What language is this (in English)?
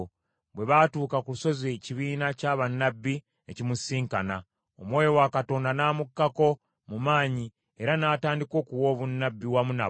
Ganda